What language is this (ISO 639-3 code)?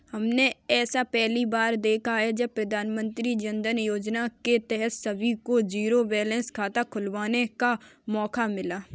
hin